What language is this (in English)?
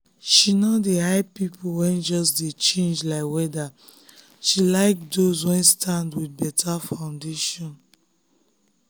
Nigerian Pidgin